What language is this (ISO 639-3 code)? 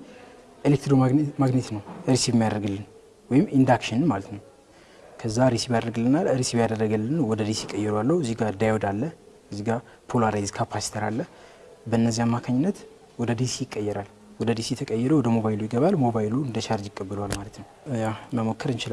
eng